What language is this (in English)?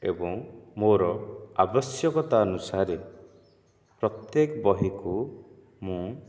Odia